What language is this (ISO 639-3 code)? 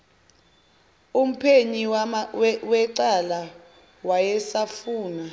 zul